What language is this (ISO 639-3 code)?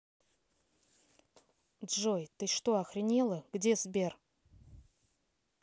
rus